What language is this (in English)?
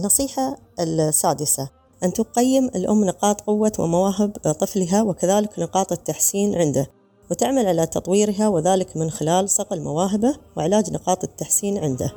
Arabic